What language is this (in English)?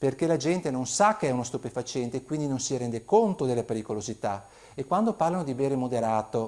Italian